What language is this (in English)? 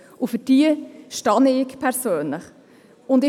Swiss German